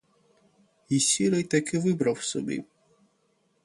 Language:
Ukrainian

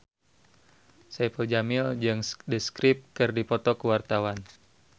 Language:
Sundanese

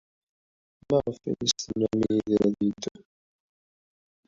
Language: Kabyle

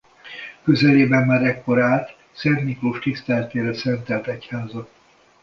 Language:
Hungarian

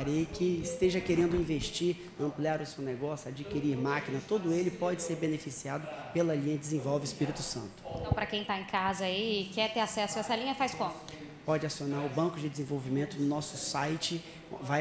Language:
Portuguese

